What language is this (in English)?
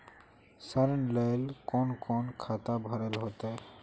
Magahi